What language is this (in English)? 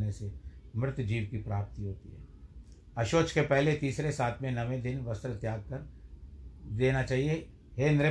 Hindi